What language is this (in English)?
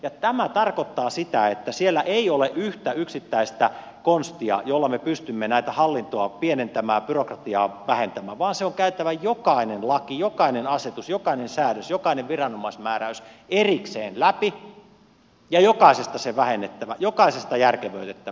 Finnish